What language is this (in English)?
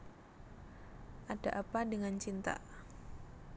Javanese